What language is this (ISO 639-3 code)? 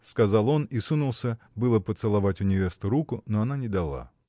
rus